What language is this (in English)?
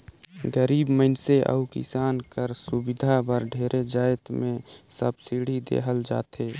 Chhattisgarhi